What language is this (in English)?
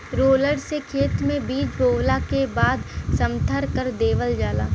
Bhojpuri